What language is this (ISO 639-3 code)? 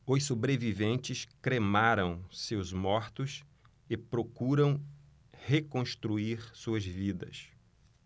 por